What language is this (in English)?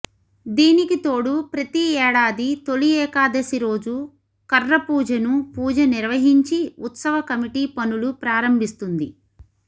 Telugu